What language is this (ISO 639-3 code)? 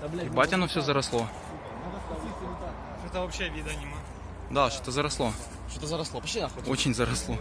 rus